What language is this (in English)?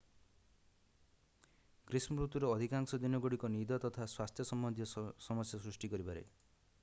Odia